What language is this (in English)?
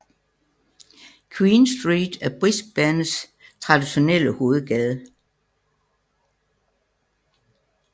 Danish